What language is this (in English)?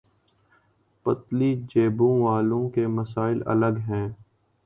Urdu